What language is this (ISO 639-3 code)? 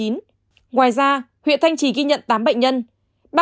vie